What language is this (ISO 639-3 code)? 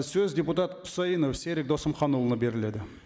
kaz